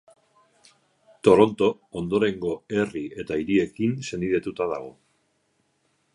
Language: Basque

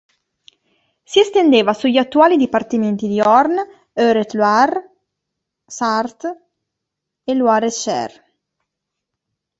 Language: Italian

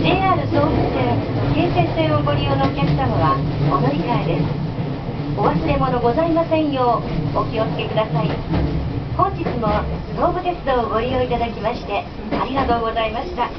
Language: Japanese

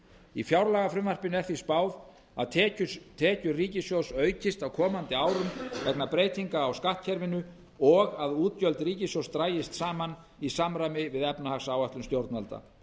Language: Icelandic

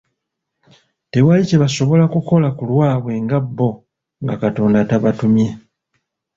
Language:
Ganda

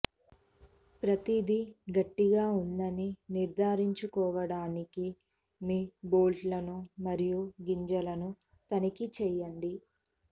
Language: Telugu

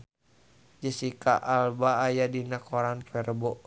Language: Sundanese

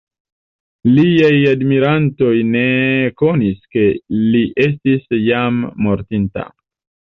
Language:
Esperanto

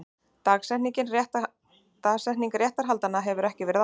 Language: Icelandic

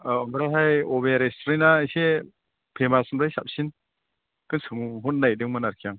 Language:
Bodo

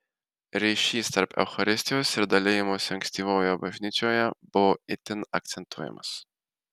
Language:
Lithuanian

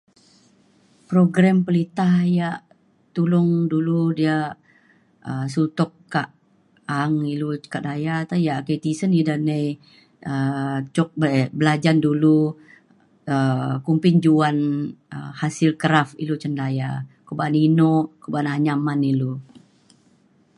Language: Mainstream Kenyah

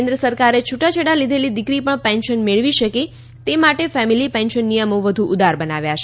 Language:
Gujarati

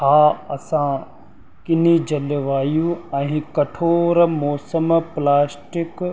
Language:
Sindhi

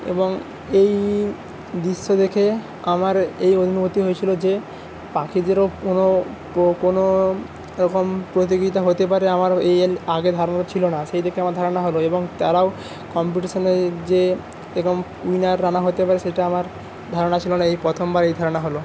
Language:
Bangla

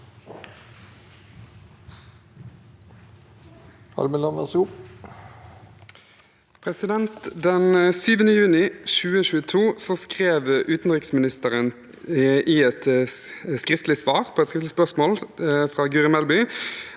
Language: Norwegian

